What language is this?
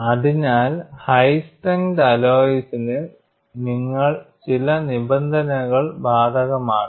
Malayalam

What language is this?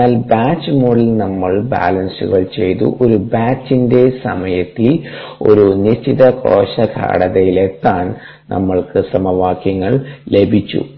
Malayalam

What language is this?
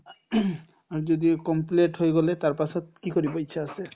Assamese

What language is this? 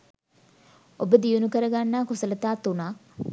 Sinhala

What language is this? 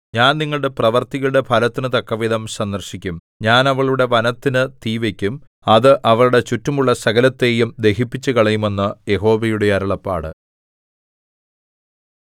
Malayalam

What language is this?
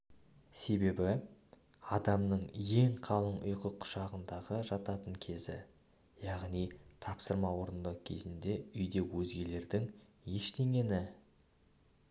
Kazakh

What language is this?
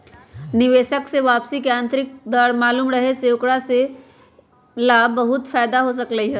Magahi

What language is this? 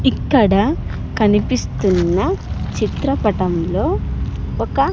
Telugu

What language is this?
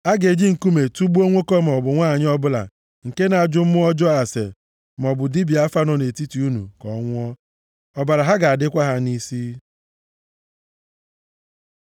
Igbo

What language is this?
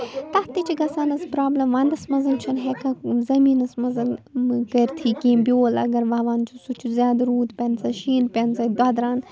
Kashmiri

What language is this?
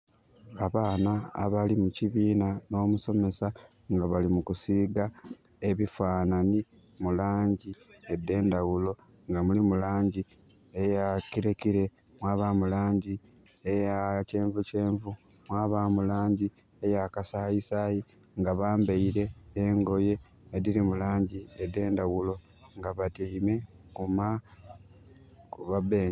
Soga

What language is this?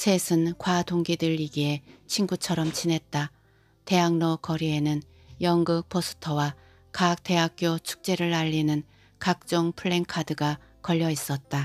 Korean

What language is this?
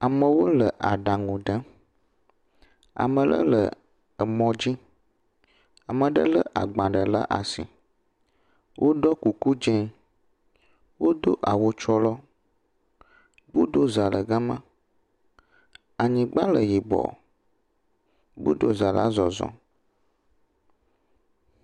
Ewe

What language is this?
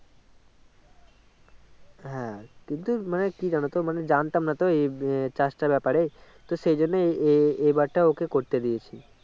Bangla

